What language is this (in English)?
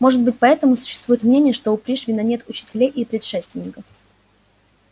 Russian